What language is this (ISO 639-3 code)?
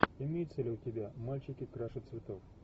rus